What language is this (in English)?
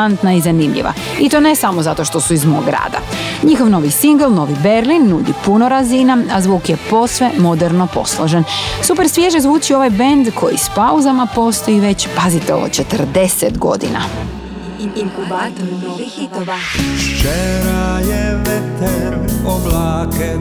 Croatian